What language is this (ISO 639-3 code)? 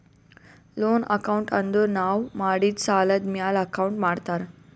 kan